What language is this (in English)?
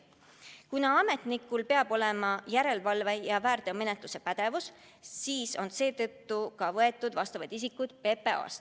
Estonian